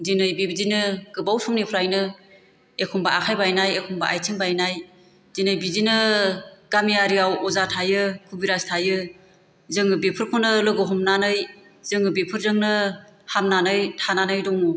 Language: Bodo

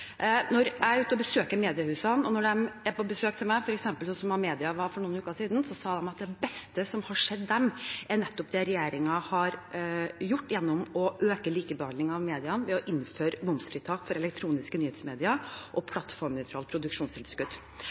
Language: Norwegian Bokmål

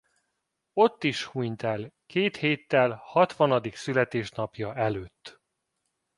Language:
Hungarian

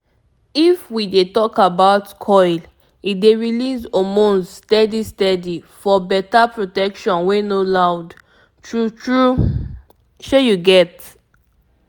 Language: Nigerian Pidgin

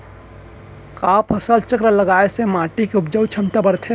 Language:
Chhattisgarhi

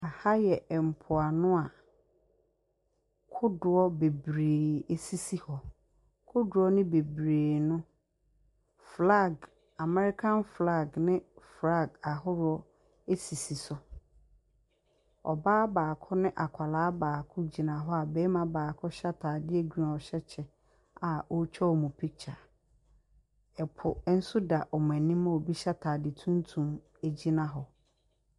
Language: Akan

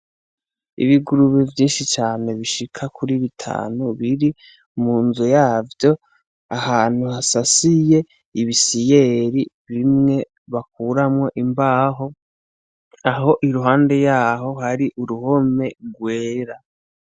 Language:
Rundi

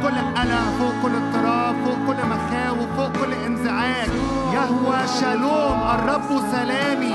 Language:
Arabic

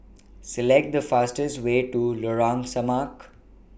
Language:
English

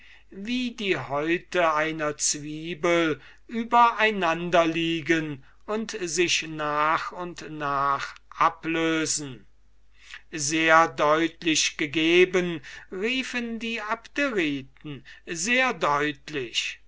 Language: German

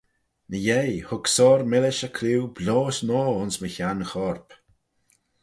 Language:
Manx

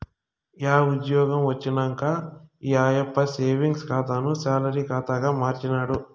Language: Telugu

